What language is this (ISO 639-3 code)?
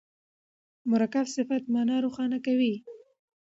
pus